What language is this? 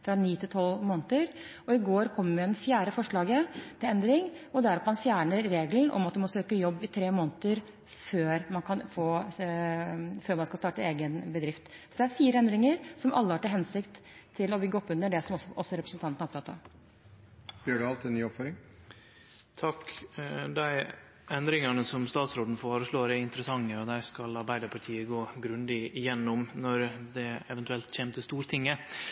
Norwegian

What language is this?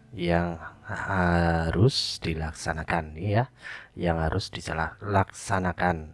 Indonesian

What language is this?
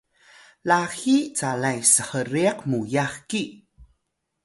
Atayal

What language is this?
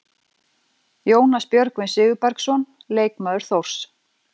Icelandic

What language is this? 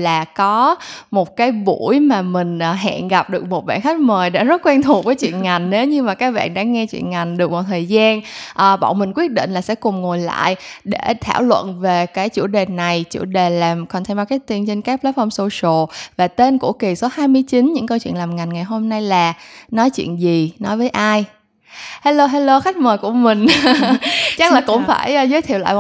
Vietnamese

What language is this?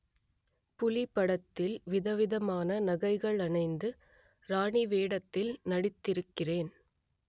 Tamil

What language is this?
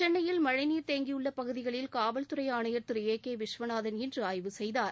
Tamil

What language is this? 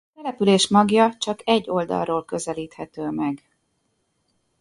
Hungarian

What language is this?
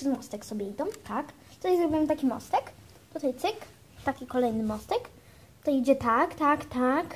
Polish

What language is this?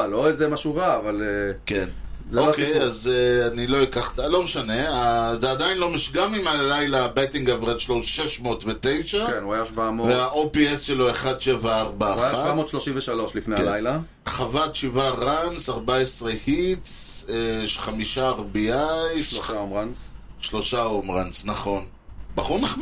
Hebrew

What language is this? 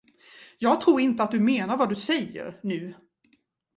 Swedish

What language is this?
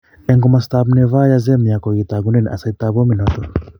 Kalenjin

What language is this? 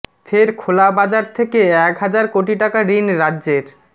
Bangla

